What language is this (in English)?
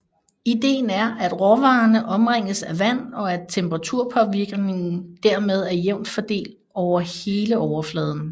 Danish